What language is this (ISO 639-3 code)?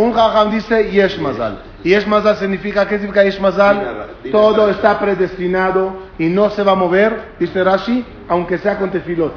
spa